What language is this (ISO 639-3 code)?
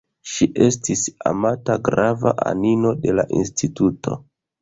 epo